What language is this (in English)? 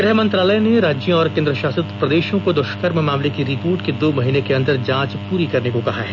Hindi